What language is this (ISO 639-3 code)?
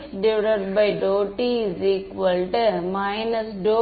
tam